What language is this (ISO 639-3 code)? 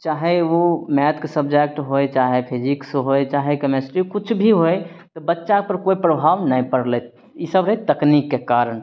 mai